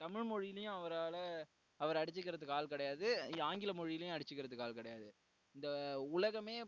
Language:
Tamil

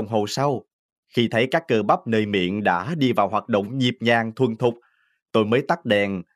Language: Vietnamese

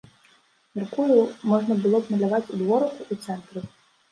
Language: Belarusian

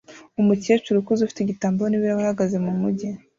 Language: Kinyarwanda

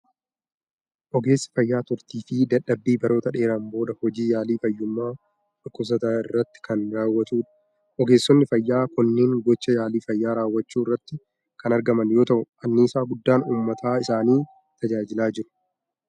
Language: Oromo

